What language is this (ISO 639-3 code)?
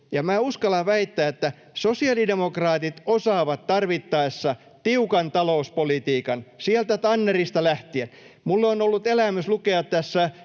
fin